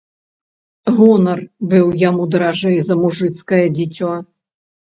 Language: Belarusian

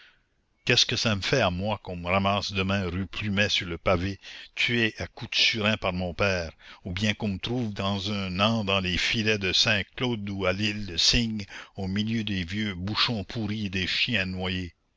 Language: French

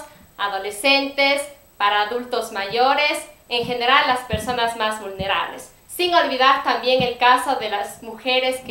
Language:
Spanish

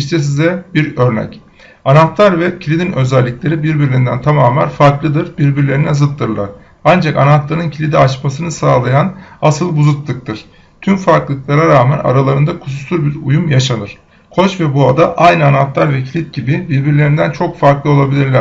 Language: Turkish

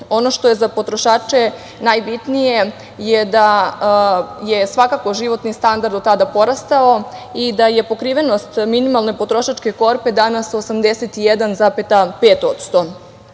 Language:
Serbian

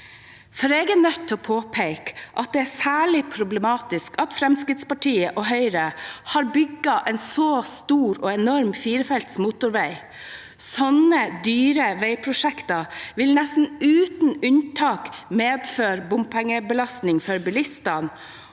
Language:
Norwegian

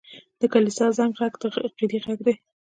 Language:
Pashto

